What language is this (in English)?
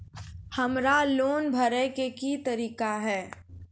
Maithili